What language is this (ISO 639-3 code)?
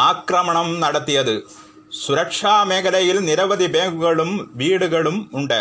mal